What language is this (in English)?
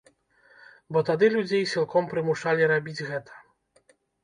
Belarusian